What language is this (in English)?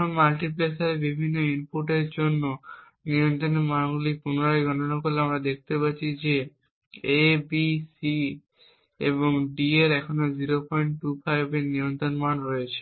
Bangla